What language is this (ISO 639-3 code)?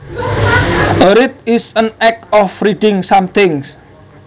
jav